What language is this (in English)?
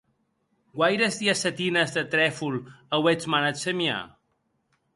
Occitan